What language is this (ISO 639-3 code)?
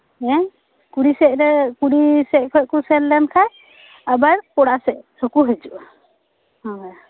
sat